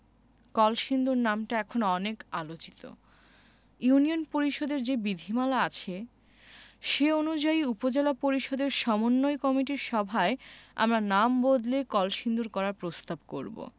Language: Bangla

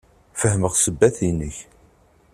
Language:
Kabyle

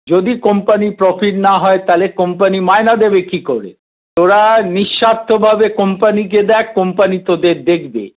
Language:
Bangla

